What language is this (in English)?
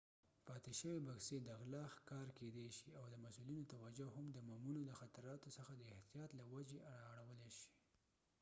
Pashto